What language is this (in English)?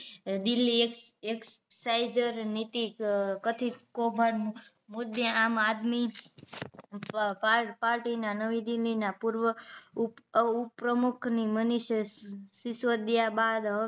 Gujarati